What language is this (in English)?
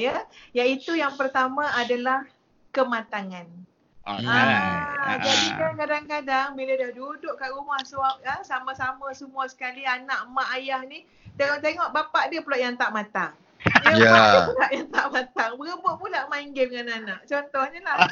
Malay